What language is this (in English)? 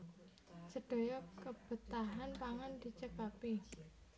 Javanese